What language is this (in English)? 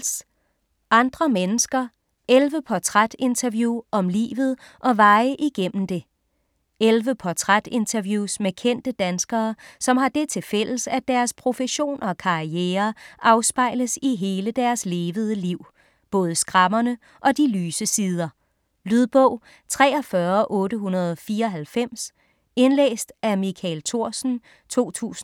Danish